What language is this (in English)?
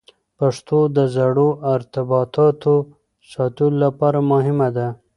Pashto